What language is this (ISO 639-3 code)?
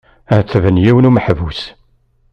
kab